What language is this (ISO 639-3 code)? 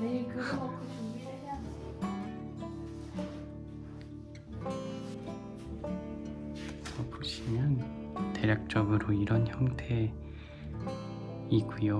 kor